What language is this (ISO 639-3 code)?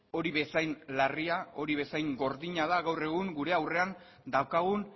eus